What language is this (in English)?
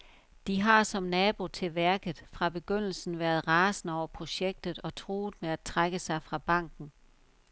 Danish